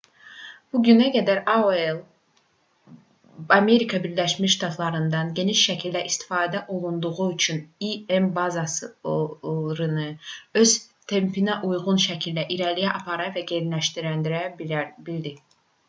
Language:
Azerbaijani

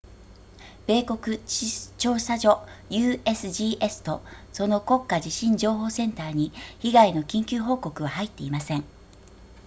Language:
Japanese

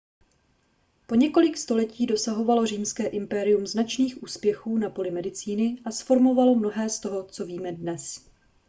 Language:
Czech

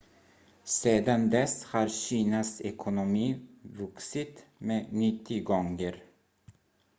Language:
Swedish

